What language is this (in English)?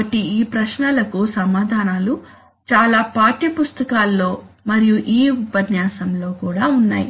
Telugu